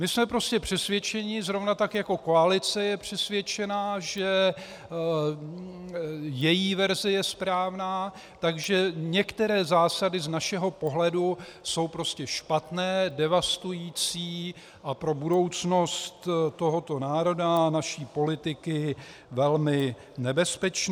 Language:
Czech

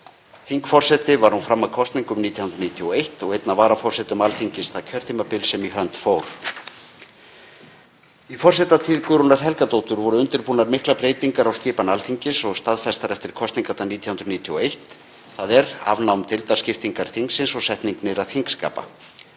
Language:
Icelandic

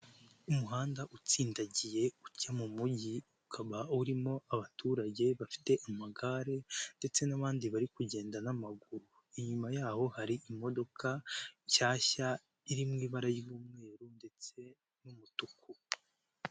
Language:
Kinyarwanda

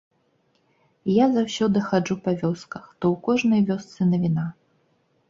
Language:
Belarusian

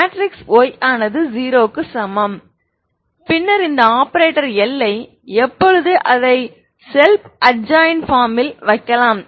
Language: Tamil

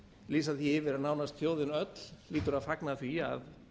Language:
Icelandic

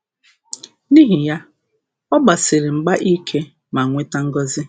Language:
Igbo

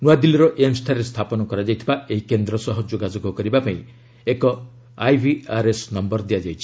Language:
Odia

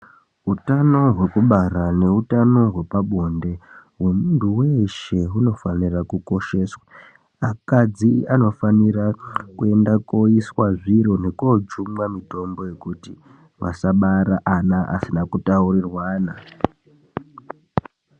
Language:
Ndau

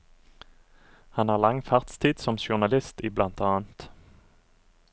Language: Norwegian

